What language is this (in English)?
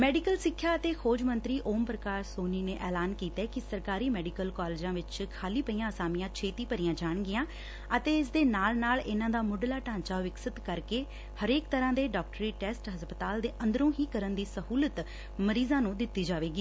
Punjabi